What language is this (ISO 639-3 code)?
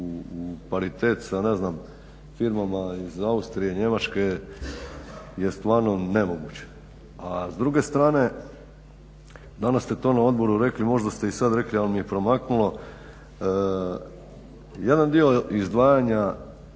hrv